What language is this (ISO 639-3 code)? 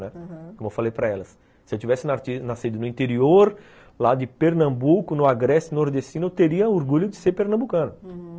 por